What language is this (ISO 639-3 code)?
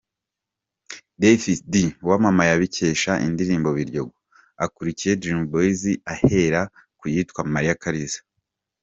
kin